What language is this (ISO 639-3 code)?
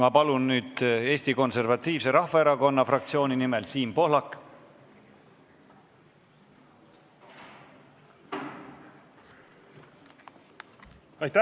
est